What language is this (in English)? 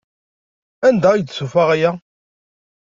Kabyle